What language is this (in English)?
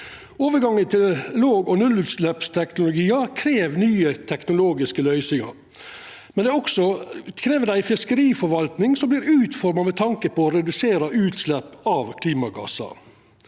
Norwegian